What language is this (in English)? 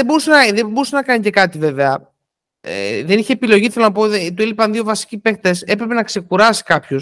Greek